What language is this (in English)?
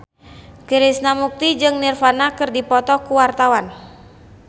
Sundanese